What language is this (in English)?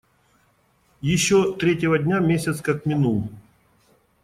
Russian